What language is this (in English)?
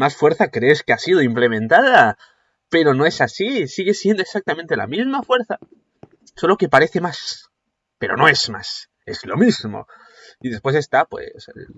Spanish